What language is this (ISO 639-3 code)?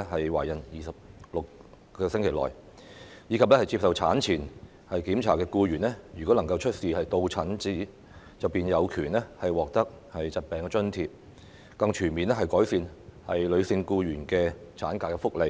yue